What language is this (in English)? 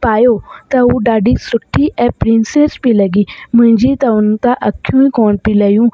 Sindhi